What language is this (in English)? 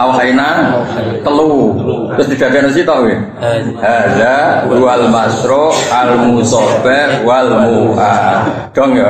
Indonesian